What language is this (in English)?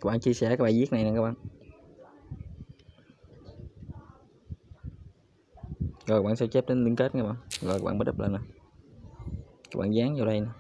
Vietnamese